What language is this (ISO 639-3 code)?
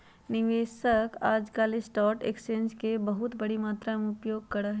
mag